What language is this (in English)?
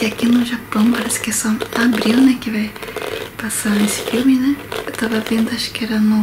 Portuguese